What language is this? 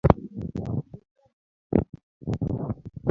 Luo (Kenya and Tanzania)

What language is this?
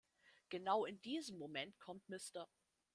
German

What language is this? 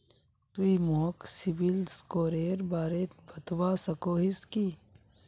Magahi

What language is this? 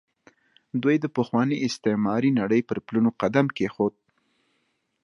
Pashto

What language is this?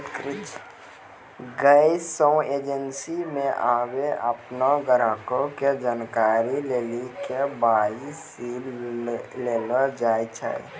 Maithili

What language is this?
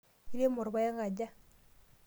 Masai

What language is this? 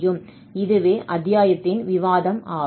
Tamil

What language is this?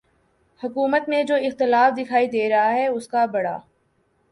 Urdu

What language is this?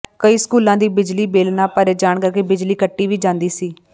Punjabi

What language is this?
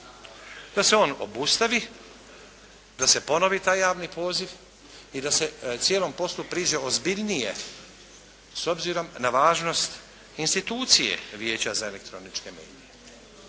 Croatian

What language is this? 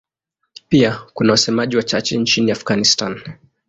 Swahili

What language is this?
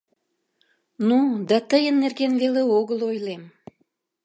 Mari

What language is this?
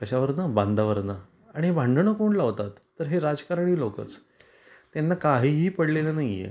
Marathi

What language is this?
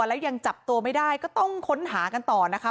Thai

